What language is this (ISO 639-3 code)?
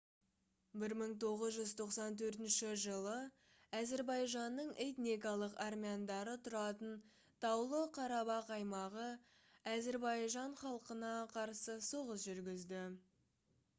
kaz